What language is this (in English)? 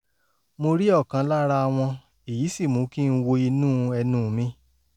Yoruba